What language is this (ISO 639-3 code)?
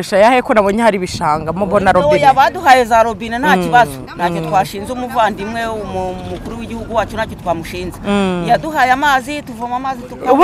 ron